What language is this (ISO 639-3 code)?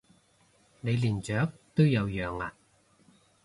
yue